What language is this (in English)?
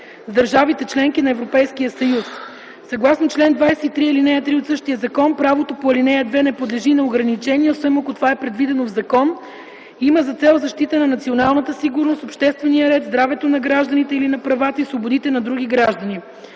Bulgarian